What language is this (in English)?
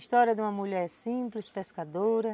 Portuguese